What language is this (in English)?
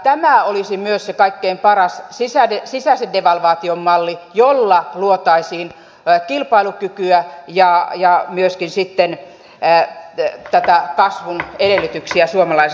Finnish